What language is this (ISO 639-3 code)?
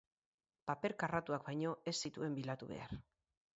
eus